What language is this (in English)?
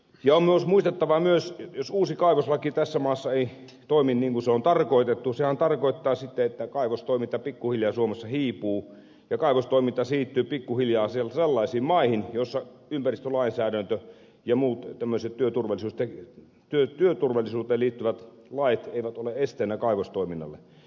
Finnish